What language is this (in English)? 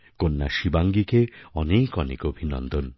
Bangla